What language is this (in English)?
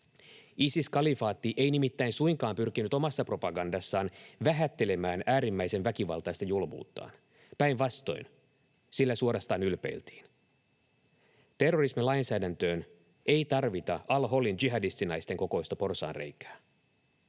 Finnish